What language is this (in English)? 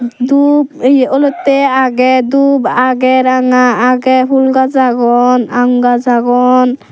Chakma